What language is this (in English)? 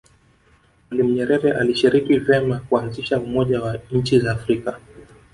Swahili